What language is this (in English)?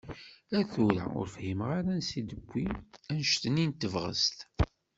Kabyle